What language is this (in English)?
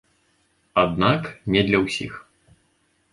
Belarusian